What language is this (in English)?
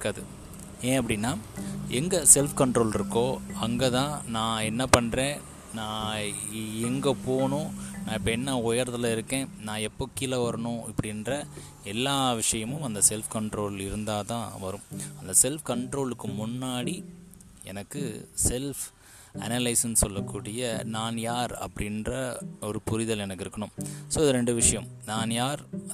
Tamil